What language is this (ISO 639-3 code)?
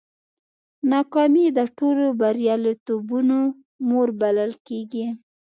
pus